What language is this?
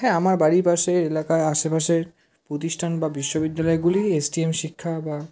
Bangla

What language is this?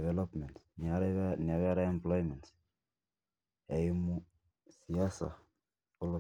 Masai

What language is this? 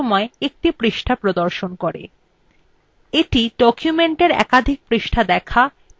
Bangla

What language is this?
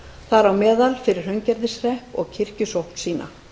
Icelandic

